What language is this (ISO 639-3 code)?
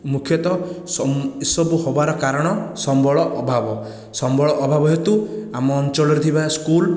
ori